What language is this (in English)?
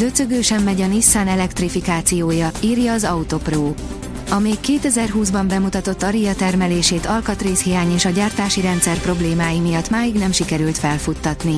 Hungarian